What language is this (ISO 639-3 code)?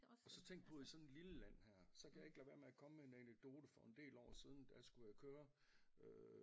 dan